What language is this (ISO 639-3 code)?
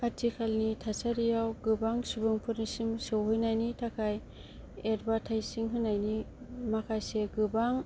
brx